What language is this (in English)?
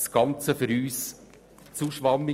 Swiss German